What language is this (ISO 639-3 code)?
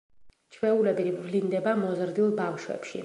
kat